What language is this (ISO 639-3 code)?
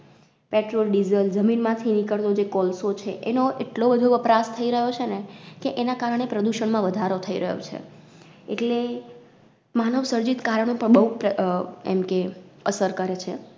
guj